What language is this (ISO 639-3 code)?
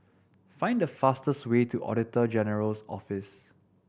eng